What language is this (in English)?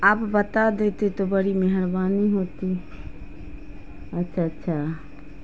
Urdu